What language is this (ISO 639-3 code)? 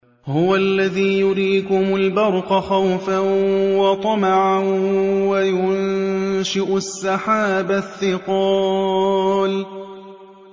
ara